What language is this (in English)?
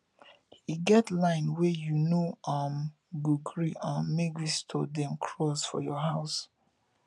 Nigerian Pidgin